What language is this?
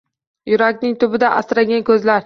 Uzbek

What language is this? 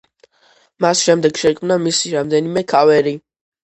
Georgian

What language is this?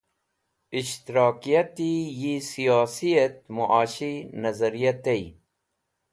Wakhi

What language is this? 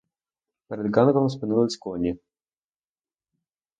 Ukrainian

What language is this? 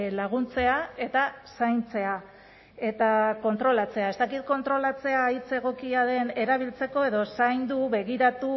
Basque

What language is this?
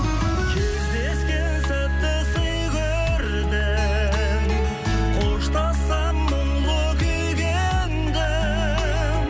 Kazakh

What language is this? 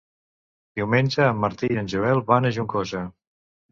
Catalan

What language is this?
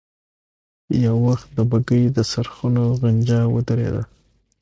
Pashto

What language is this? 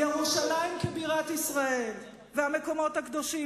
Hebrew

